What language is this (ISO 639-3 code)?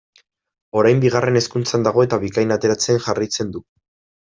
eus